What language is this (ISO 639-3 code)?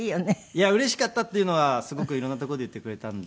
jpn